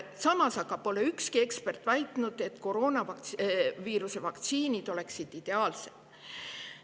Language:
Estonian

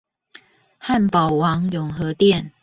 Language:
Chinese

